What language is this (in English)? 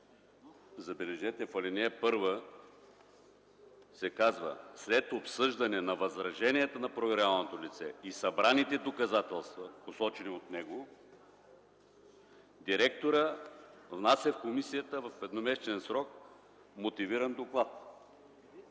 Bulgarian